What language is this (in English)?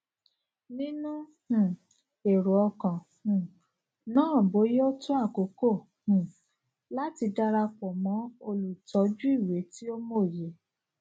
Yoruba